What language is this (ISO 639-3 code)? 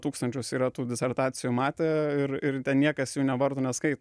lit